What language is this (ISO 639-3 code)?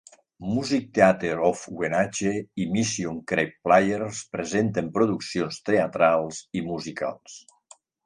cat